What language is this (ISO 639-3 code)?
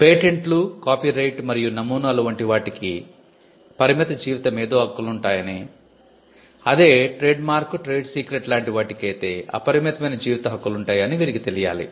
tel